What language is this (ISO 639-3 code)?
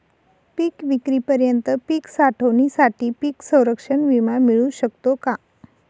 mar